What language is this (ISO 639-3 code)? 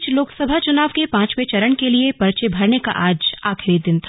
hin